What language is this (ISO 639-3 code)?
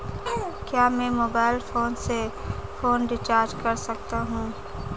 hin